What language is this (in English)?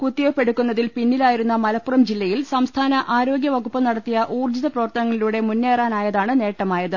Malayalam